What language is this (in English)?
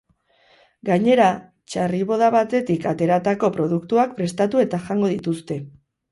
Basque